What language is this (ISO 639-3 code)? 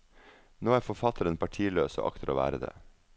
nor